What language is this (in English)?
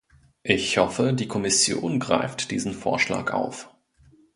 German